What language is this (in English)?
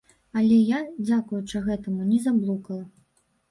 Belarusian